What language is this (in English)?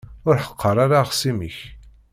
Kabyle